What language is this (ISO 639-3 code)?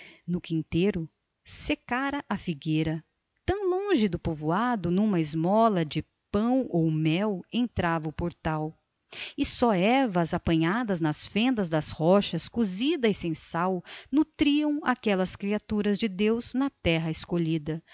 por